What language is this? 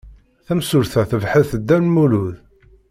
Kabyle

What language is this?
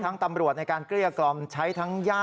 Thai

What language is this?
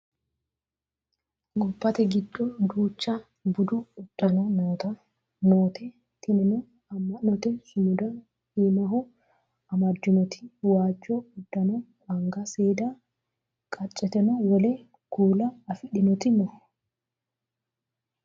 Sidamo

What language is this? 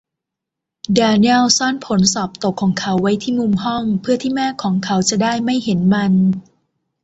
Thai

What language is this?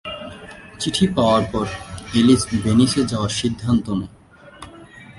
Bangla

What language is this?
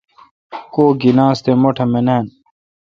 Kalkoti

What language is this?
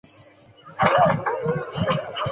Chinese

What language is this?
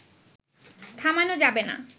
Bangla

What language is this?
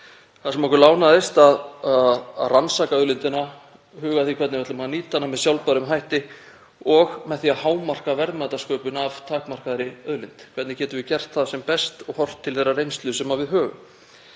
Icelandic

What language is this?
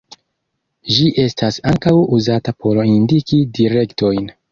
Esperanto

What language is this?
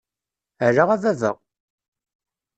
Kabyle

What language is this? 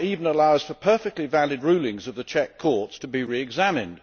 English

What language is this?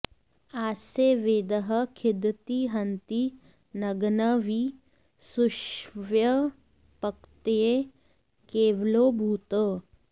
Sanskrit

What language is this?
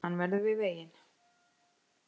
Icelandic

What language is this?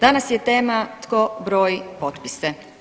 Croatian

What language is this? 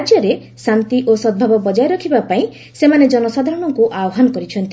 Odia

